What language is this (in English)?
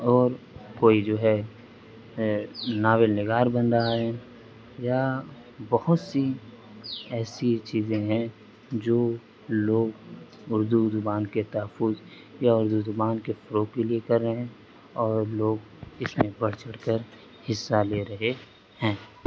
Urdu